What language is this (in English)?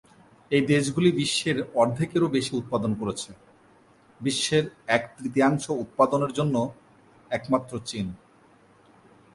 Bangla